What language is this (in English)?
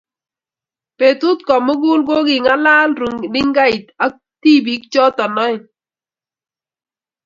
Kalenjin